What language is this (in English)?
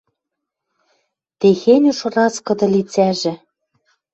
Western Mari